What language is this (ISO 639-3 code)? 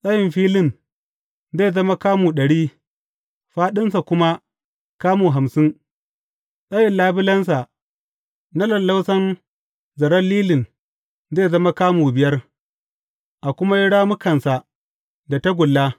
hau